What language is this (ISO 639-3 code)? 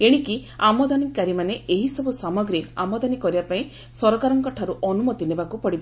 ori